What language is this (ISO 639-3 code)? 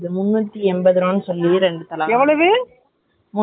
tam